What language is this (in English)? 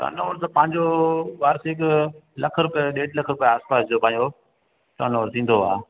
Sindhi